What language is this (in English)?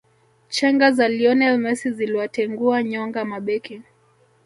Swahili